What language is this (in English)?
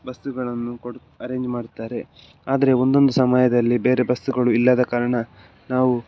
Kannada